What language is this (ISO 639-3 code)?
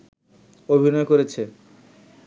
ben